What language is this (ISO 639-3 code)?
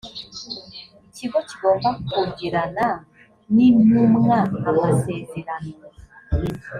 kin